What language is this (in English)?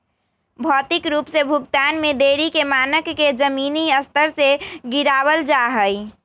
Magahi